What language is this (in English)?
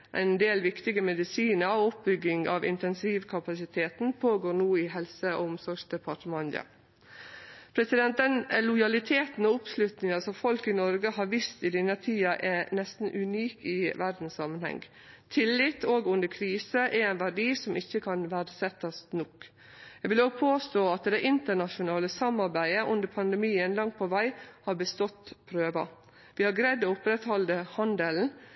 Norwegian Nynorsk